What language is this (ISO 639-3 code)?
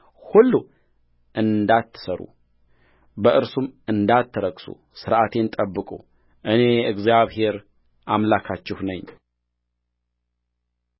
amh